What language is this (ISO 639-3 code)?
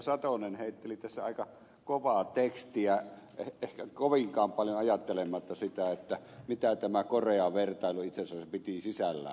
fin